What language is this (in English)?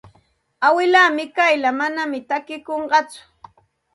Santa Ana de Tusi Pasco Quechua